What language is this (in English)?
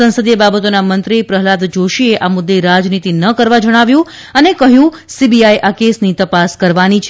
Gujarati